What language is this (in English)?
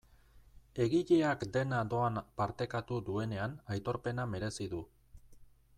Basque